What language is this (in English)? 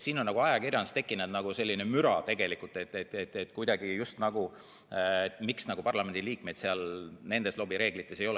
Estonian